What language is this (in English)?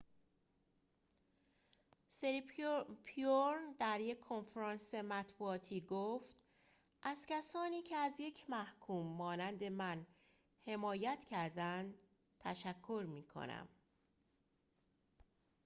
Persian